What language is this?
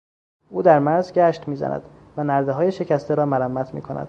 Persian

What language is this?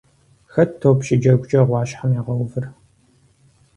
Kabardian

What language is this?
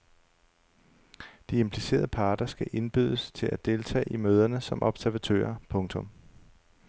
Danish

